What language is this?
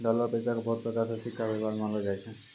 Maithili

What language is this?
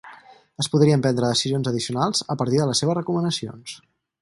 Catalan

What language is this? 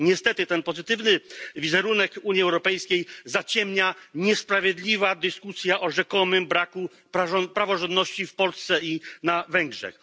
Polish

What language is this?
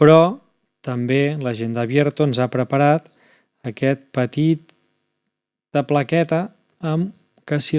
Catalan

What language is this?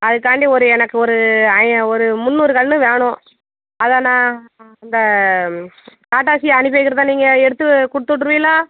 Tamil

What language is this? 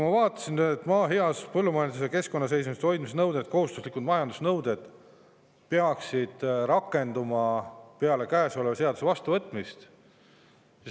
Estonian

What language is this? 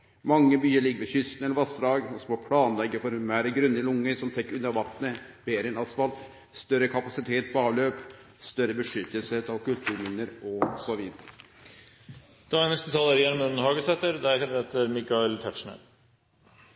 Norwegian Nynorsk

